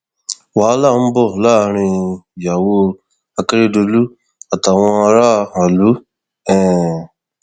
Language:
Yoruba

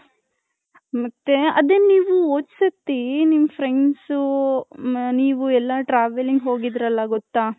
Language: Kannada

